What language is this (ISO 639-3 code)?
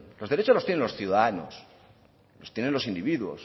spa